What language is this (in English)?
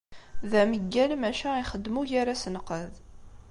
Kabyle